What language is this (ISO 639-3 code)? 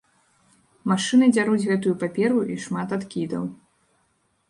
bel